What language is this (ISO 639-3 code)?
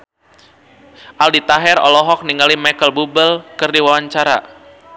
sun